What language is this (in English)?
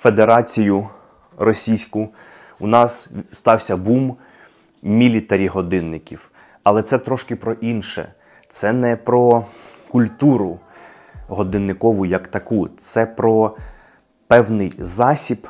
Ukrainian